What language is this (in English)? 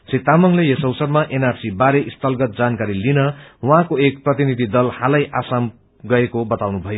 Nepali